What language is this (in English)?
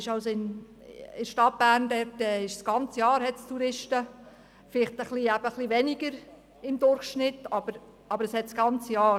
Swiss German